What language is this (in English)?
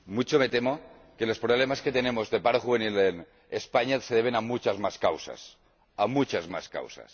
Spanish